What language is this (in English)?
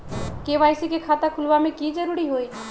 Magahi